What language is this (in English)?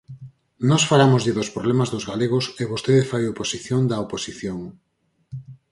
Galician